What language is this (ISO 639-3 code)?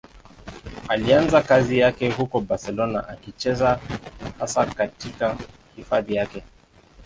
swa